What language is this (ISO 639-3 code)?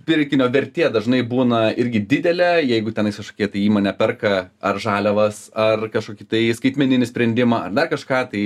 lit